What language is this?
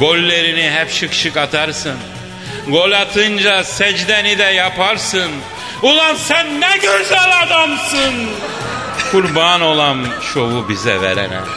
Turkish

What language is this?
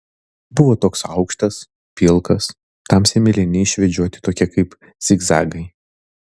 Lithuanian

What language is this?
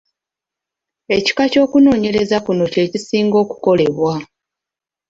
Ganda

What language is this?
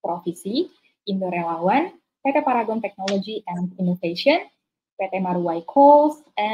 English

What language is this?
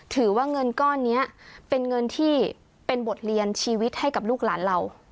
Thai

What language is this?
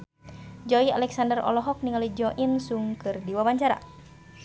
Sundanese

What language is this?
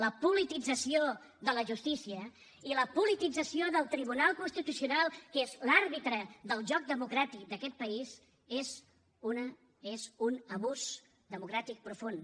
Catalan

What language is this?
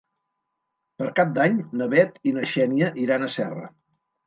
Catalan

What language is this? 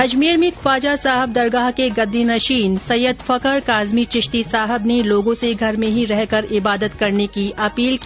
Hindi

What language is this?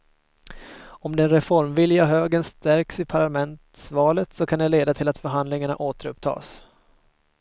Swedish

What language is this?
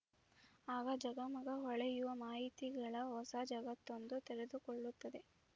Kannada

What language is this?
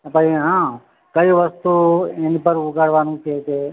Gujarati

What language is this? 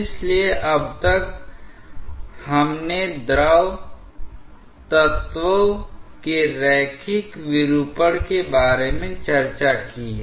Hindi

